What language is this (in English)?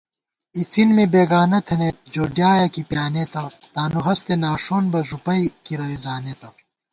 Gawar-Bati